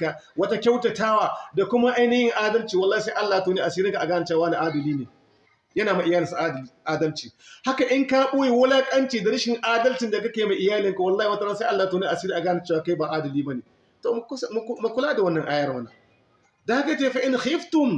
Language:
Hausa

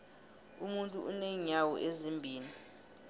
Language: South Ndebele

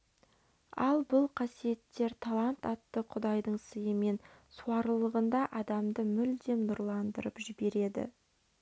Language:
Kazakh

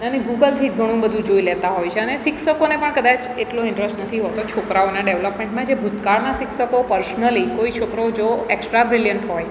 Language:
Gujarati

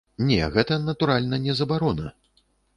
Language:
Belarusian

